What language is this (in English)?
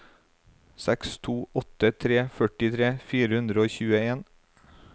Norwegian